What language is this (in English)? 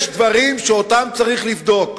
Hebrew